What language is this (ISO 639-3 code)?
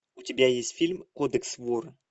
rus